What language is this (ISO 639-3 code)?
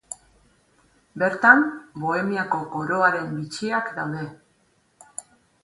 eus